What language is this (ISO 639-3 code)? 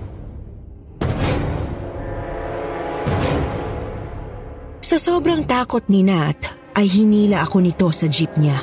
fil